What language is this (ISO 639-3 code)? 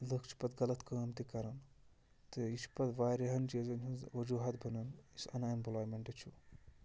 kas